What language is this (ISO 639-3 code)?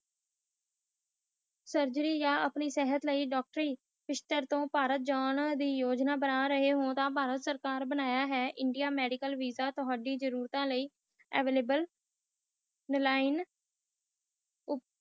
pan